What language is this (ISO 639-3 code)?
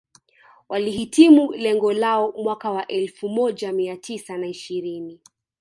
swa